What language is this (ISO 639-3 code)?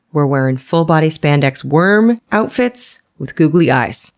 eng